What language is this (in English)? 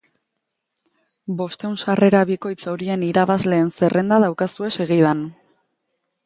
Basque